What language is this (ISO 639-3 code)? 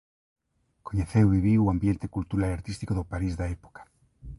glg